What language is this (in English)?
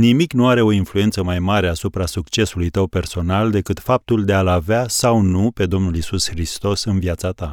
Romanian